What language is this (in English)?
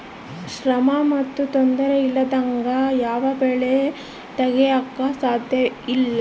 Kannada